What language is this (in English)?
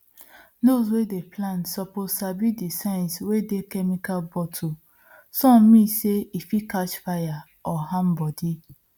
Nigerian Pidgin